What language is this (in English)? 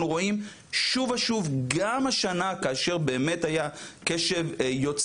Hebrew